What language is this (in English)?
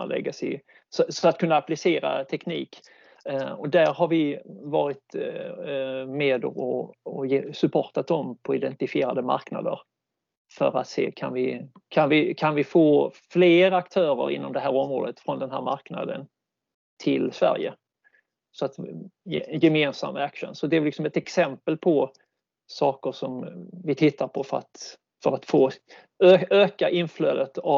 Swedish